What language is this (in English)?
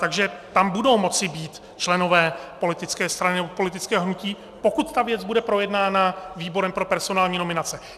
Czech